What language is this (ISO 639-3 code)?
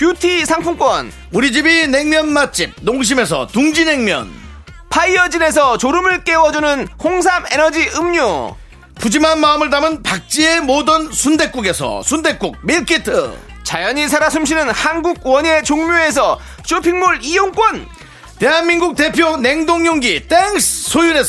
kor